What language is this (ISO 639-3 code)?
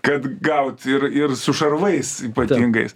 lit